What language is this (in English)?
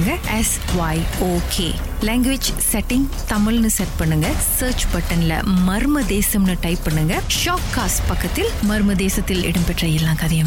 Tamil